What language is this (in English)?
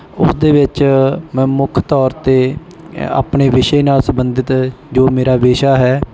Punjabi